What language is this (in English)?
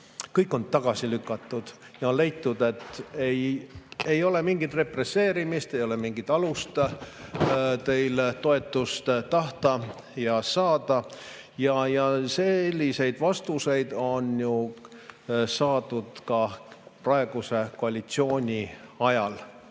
Estonian